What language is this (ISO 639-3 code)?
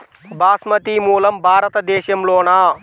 tel